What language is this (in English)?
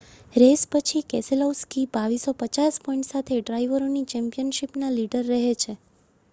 Gujarati